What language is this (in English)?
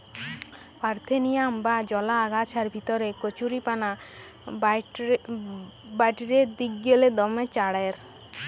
Bangla